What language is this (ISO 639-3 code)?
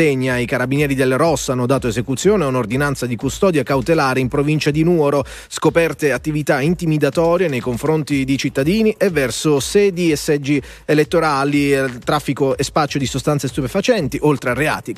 ita